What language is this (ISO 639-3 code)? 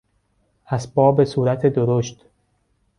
fas